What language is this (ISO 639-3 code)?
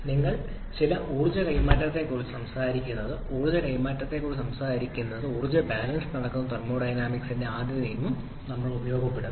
mal